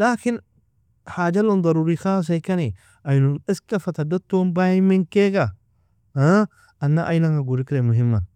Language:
Nobiin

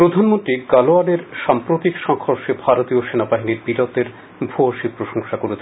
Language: Bangla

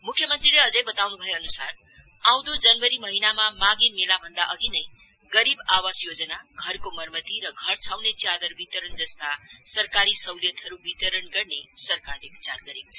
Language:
Nepali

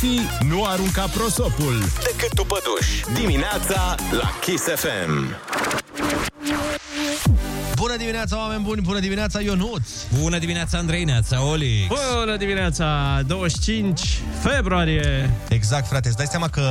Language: Romanian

